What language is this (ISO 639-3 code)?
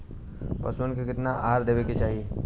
bho